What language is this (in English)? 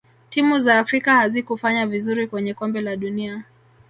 Swahili